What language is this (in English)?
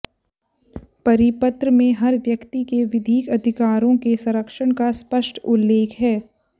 Hindi